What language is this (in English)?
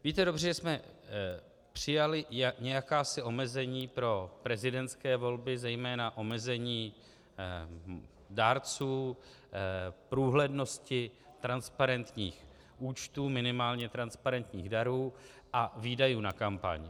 Czech